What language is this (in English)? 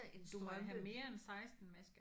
Danish